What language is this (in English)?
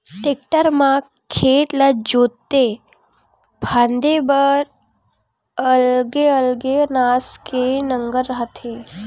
Chhattisgarhi